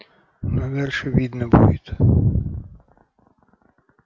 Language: Russian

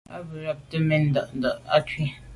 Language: Medumba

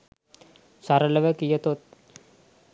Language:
Sinhala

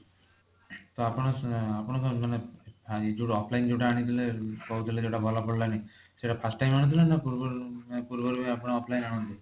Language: Odia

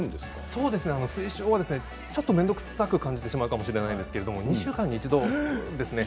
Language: Japanese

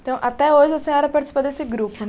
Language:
Portuguese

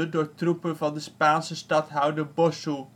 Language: Dutch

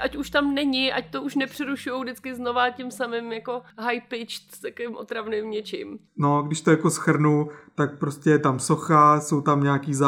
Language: Czech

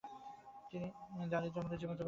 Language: Bangla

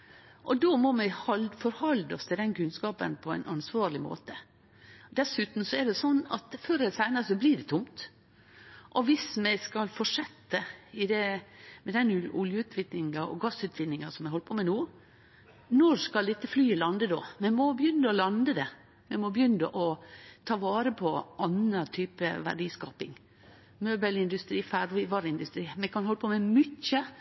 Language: Norwegian Nynorsk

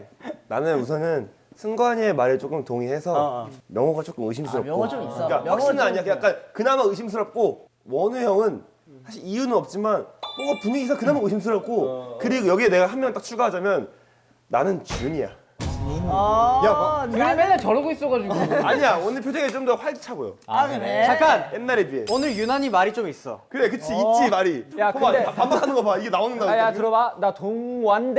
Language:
Korean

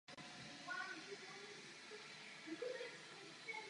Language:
Czech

